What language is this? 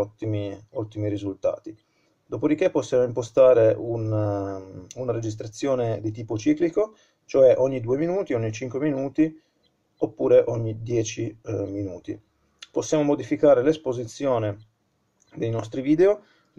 Italian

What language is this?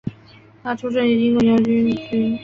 Chinese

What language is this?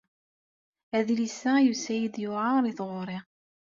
Kabyle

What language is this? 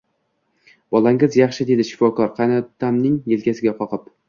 Uzbek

